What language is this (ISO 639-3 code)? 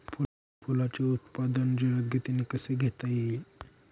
mar